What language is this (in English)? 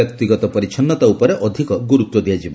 Odia